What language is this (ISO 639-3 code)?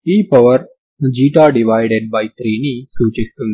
tel